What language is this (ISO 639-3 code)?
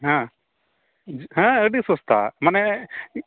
sat